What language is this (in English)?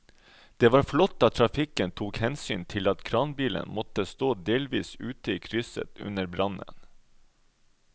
Norwegian